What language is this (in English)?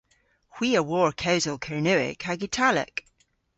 Cornish